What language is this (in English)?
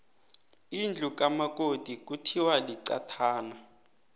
South Ndebele